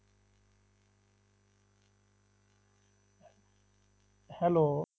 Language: Punjabi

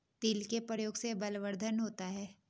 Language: Hindi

